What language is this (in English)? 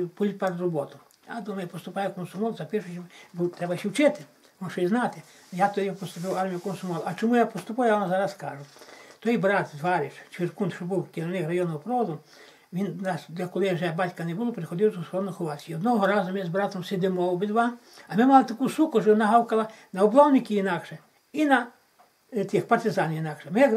Ukrainian